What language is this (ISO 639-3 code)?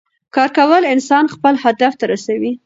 pus